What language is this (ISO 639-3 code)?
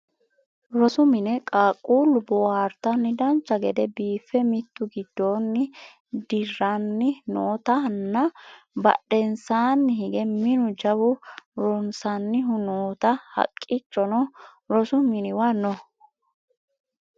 sid